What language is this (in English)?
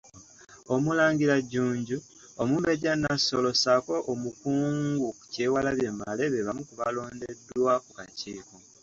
Ganda